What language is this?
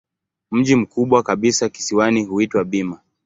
Swahili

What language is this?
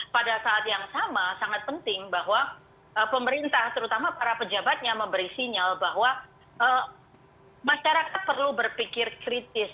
Indonesian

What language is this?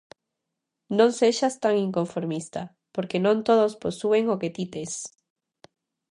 Galician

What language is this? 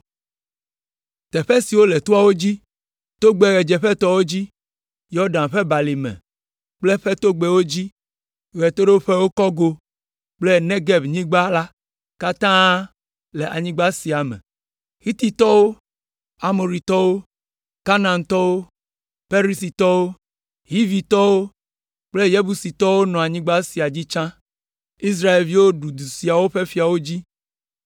Ewe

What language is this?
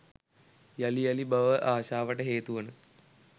Sinhala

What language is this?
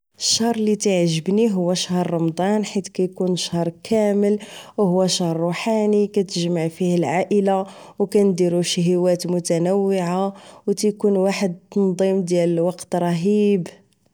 Moroccan Arabic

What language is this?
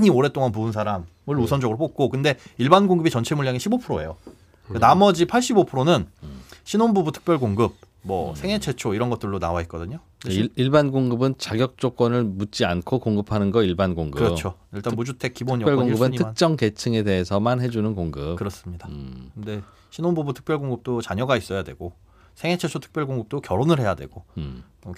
Korean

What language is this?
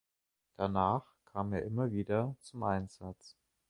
German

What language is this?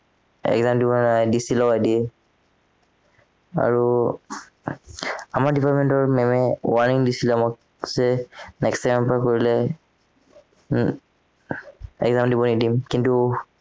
Assamese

